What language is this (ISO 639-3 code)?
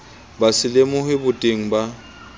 sot